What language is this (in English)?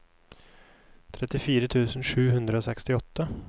Norwegian